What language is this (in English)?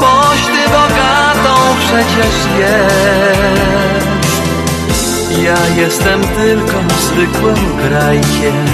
Polish